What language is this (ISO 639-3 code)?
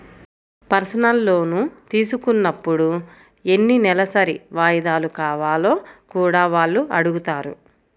tel